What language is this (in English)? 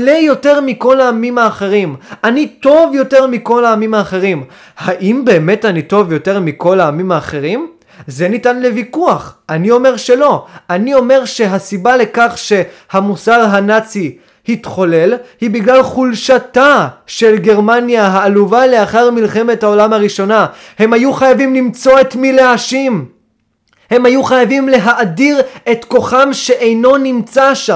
Hebrew